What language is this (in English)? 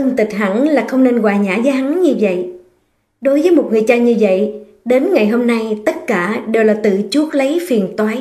Vietnamese